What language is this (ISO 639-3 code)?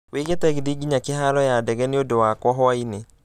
kik